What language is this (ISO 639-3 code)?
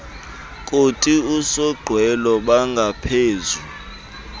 xho